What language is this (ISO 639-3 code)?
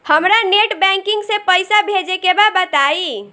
bho